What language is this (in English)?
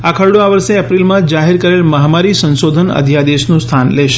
Gujarati